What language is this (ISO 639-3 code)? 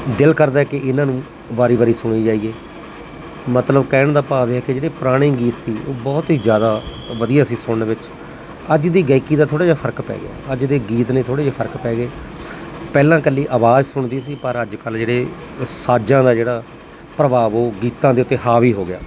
pan